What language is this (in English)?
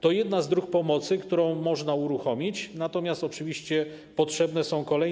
Polish